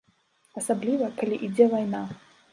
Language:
Belarusian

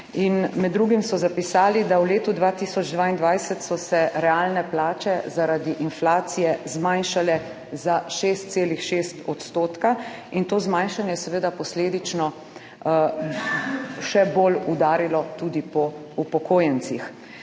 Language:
Slovenian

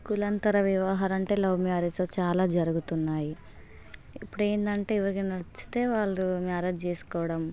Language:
Telugu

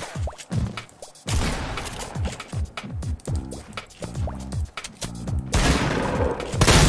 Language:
Japanese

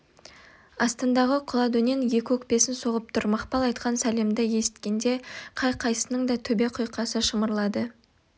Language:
Kazakh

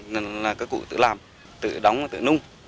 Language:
Vietnamese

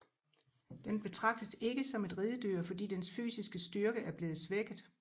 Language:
Danish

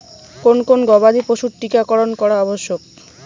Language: Bangla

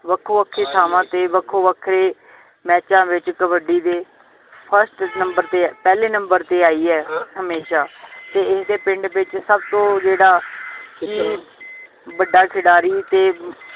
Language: Punjabi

